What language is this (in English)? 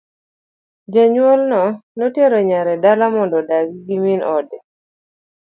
Luo (Kenya and Tanzania)